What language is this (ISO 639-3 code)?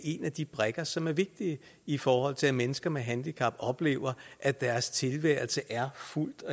dan